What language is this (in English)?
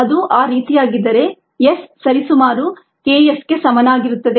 Kannada